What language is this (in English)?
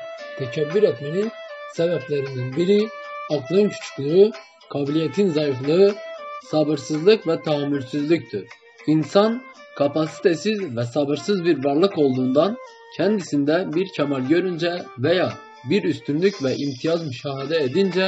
Turkish